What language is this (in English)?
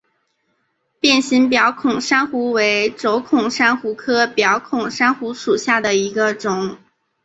Chinese